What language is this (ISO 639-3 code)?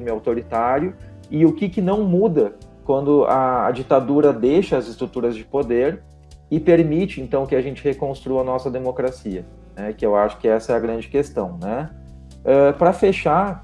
por